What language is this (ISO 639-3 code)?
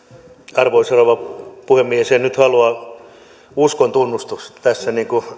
fin